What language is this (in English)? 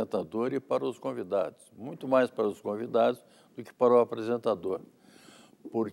Portuguese